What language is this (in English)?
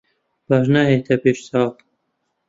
Central Kurdish